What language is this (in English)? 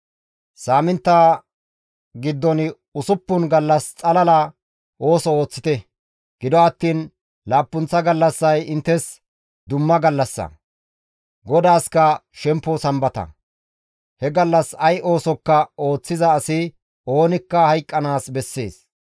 Gamo